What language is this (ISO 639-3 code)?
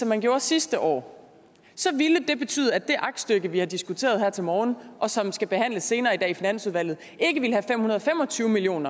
dan